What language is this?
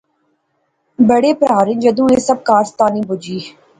Pahari-Potwari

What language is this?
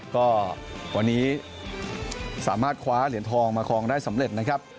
Thai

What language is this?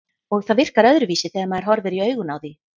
Icelandic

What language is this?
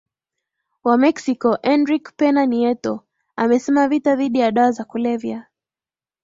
Swahili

